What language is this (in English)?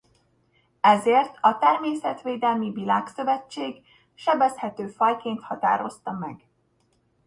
Hungarian